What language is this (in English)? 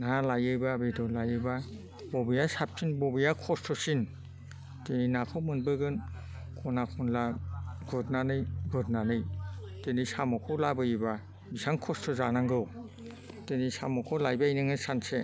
Bodo